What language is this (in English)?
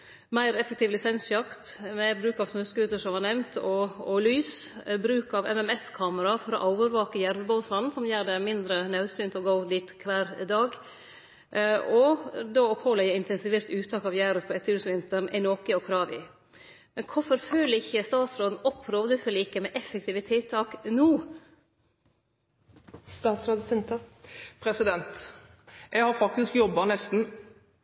Norwegian